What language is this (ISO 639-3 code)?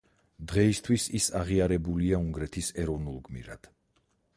kat